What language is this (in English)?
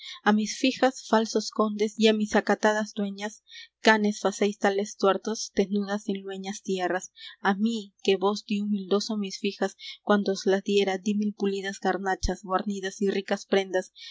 Spanish